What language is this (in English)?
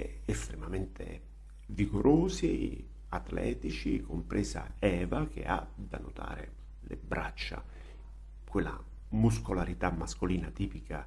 Italian